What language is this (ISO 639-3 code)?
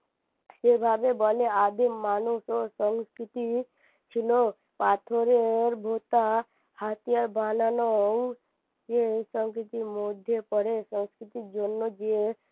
ben